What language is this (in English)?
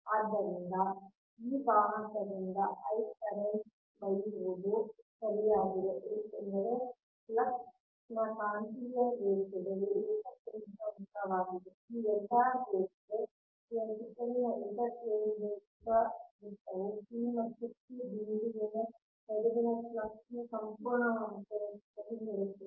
Kannada